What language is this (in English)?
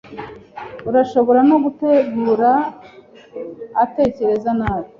Kinyarwanda